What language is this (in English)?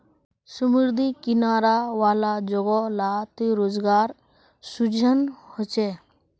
Magahi